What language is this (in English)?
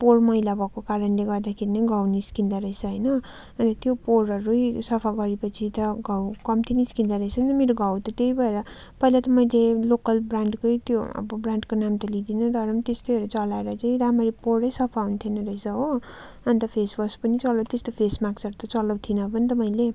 Nepali